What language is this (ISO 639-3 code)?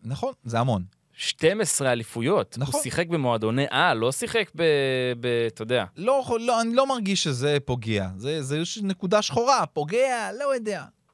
heb